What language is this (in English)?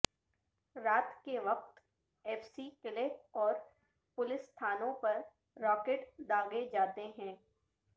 Urdu